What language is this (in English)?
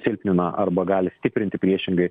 Lithuanian